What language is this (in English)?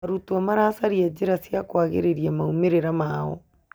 Kikuyu